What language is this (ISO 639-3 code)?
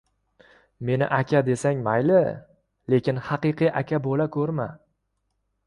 uzb